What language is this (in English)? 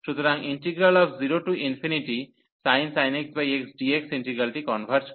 Bangla